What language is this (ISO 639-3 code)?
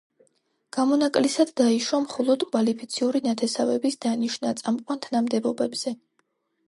kat